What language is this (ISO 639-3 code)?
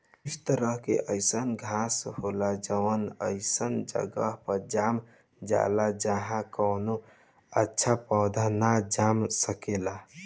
bho